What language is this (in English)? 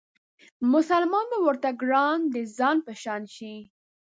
Pashto